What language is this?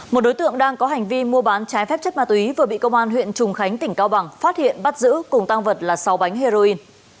Vietnamese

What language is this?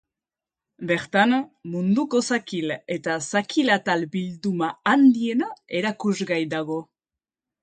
Basque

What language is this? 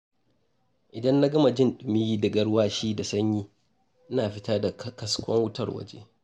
Hausa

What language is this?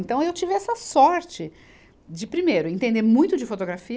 Portuguese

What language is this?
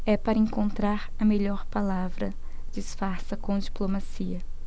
Portuguese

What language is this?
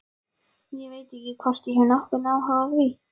Icelandic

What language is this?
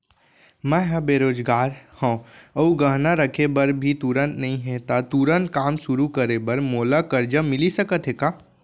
Chhattisgarhi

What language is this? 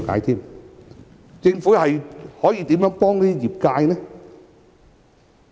Cantonese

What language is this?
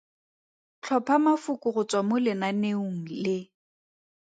Tswana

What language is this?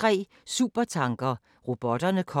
Danish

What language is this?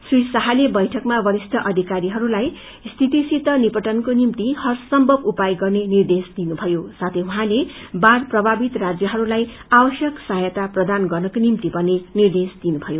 Nepali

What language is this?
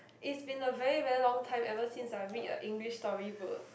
English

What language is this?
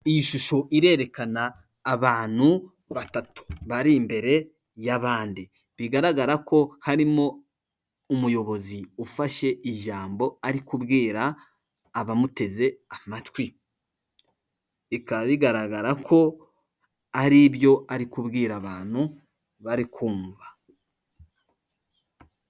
Kinyarwanda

